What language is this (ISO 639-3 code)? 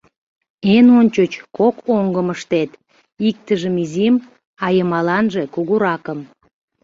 chm